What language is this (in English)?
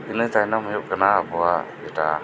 Santali